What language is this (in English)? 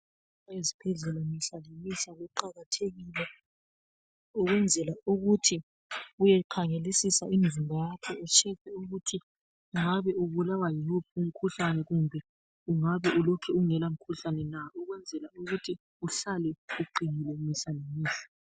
North Ndebele